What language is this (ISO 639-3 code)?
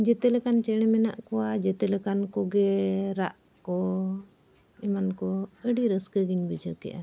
sat